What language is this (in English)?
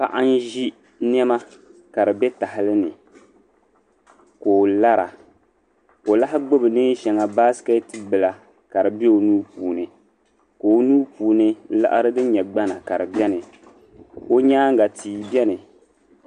Dagbani